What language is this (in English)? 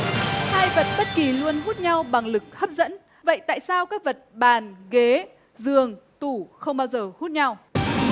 Vietnamese